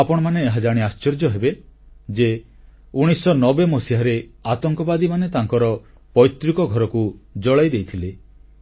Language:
Odia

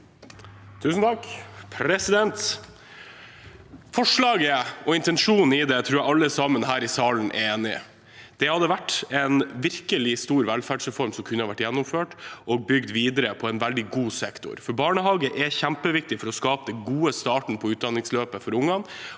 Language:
Norwegian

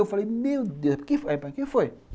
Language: Portuguese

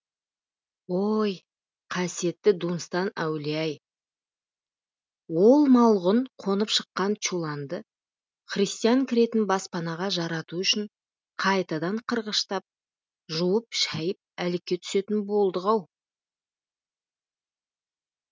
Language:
Kazakh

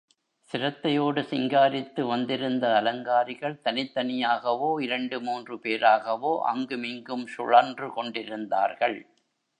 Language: Tamil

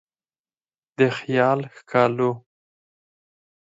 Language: Pashto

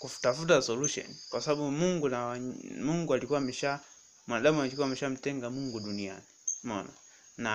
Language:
Swahili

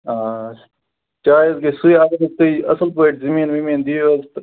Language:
Kashmiri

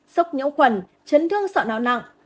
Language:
Vietnamese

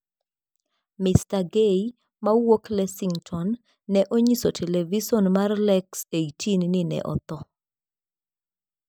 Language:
Luo (Kenya and Tanzania)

